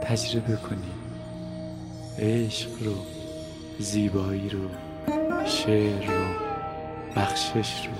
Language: Persian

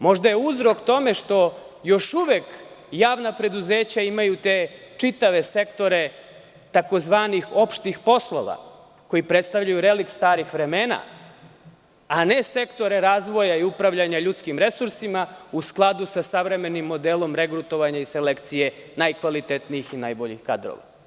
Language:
Serbian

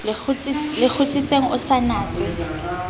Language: Southern Sotho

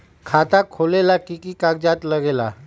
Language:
Magahi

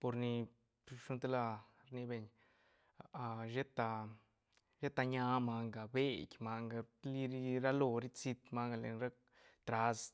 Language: Santa Catarina Albarradas Zapotec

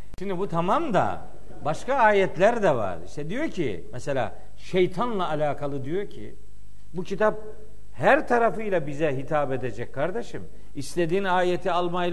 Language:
Turkish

